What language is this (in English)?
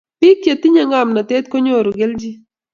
Kalenjin